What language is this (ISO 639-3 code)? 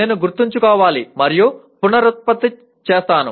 tel